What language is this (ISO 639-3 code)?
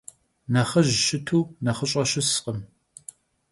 kbd